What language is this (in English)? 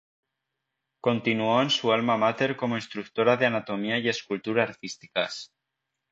Spanish